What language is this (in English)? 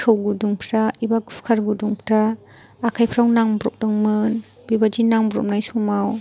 Bodo